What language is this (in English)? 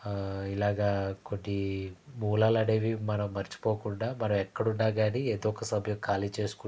Telugu